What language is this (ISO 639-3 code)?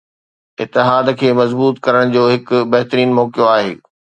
snd